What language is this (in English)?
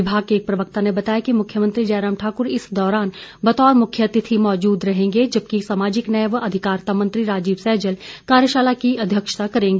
Hindi